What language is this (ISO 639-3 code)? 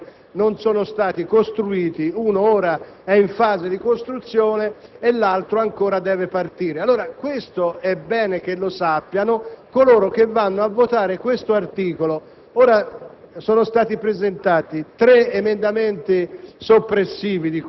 ita